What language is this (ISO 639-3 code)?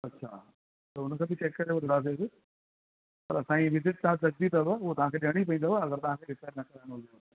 snd